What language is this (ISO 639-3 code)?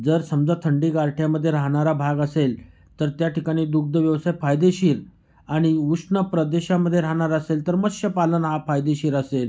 mar